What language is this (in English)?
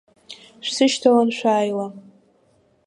Abkhazian